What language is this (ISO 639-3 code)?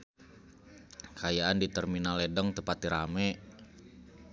sun